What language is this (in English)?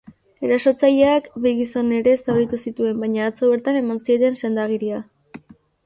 Basque